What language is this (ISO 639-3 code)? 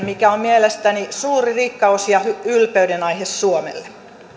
fin